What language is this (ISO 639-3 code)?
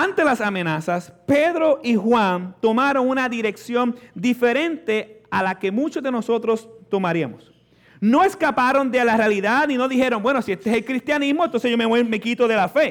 spa